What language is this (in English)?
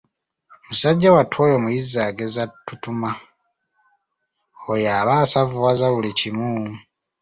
Ganda